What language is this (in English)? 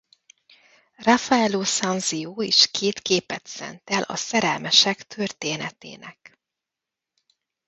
Hungarian